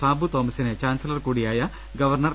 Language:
Malayalam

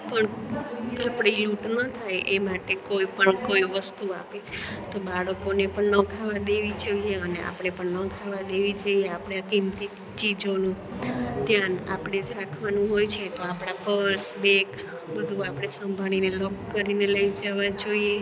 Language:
Gujarati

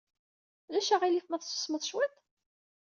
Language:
Kabyle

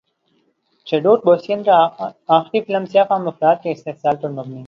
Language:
Urdu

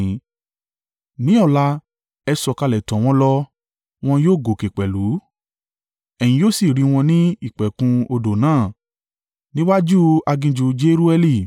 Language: Yoruba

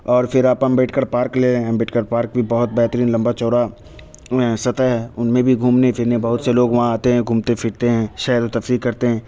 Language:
Urdu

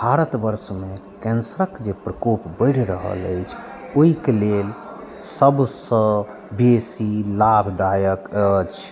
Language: Maithili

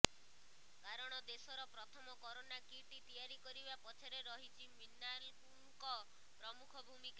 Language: Odia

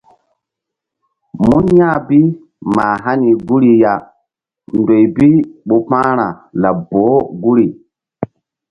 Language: Mbum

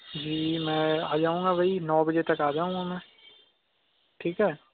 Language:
Urdu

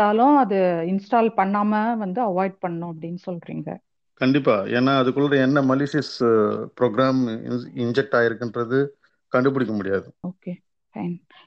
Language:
Tamil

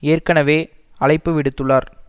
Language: Tamil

